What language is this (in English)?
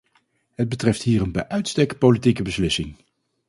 Dutch